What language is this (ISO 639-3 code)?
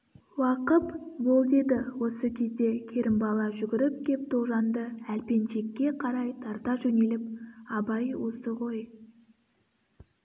kaz